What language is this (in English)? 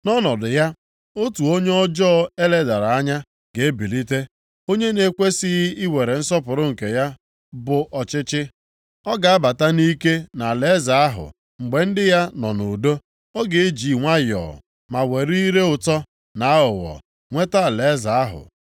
Igbo